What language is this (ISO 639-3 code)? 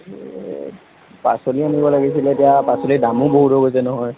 asm